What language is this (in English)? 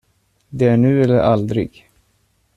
Swedish